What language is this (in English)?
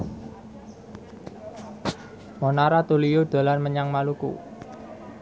Javanese